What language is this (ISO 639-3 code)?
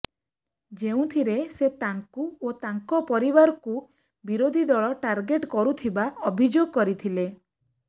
ori